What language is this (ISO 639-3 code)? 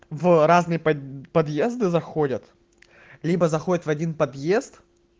rus